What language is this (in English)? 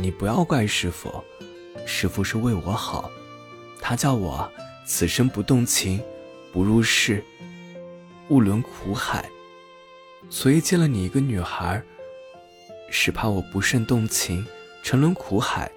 Chinese